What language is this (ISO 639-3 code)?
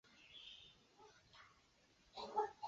zho